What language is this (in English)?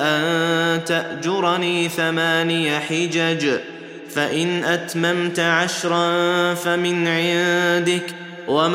Arabic